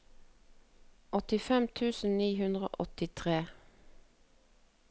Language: Norwegian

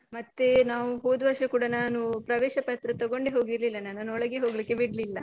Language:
Kannada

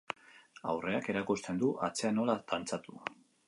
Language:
Basque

